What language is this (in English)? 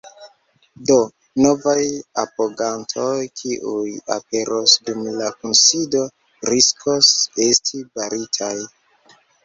Esperanto